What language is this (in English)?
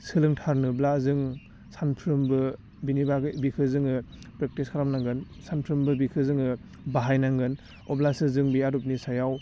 Bodo